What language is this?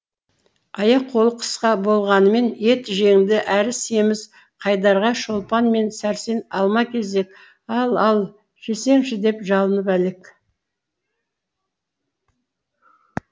Kazakh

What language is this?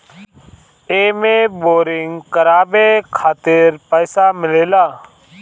Bhojpuri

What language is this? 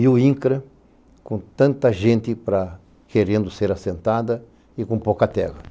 Portuguese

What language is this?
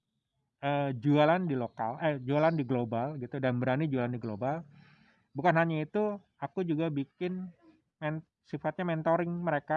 Indonesian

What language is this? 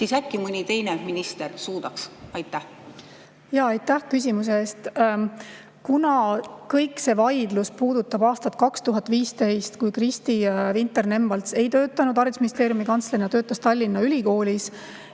Estonian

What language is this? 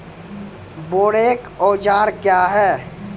Maithili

